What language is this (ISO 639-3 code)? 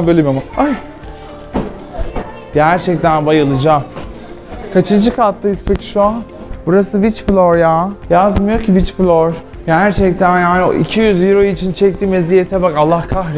tur